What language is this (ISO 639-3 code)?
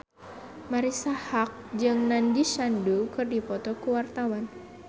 sun